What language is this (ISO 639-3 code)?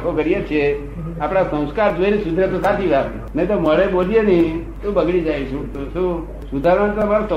guj